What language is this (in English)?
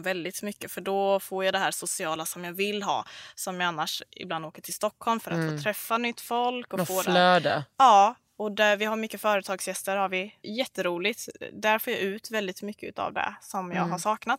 Swedish